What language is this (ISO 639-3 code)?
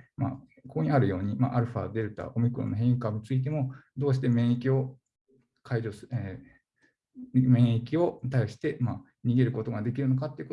jpn